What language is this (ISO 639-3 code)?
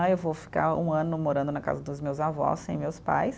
por